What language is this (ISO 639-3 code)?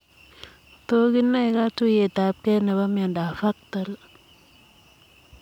kln